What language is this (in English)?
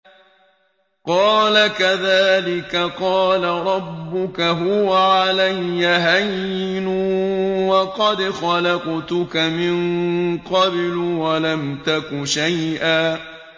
Arabic